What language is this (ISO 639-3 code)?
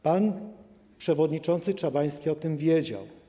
pol